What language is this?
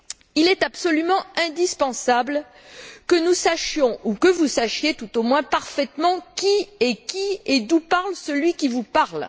French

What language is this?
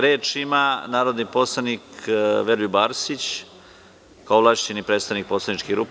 Serbian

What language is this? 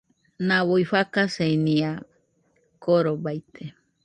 Nüpode Huitoto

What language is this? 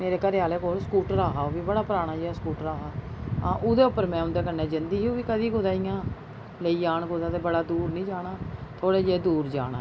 Dogri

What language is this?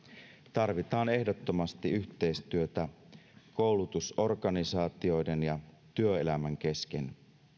Finnish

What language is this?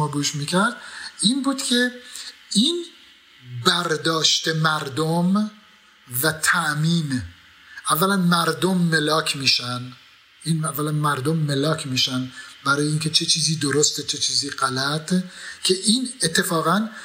Persian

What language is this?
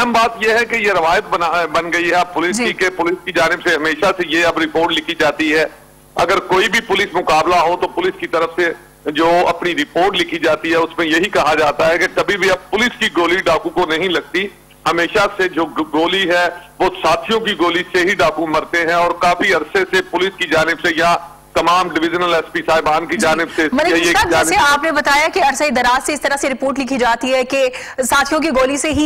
Hindi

